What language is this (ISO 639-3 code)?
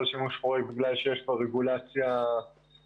heb